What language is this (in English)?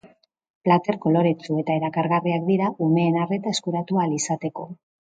Basque